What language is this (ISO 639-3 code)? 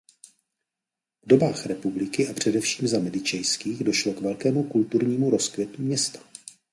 ces